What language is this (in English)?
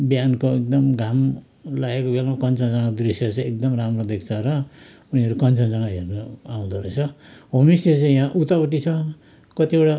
Nepali